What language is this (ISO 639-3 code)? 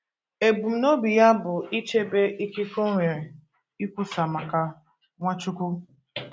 ibo